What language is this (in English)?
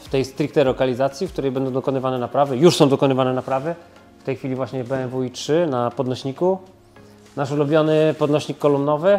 Polish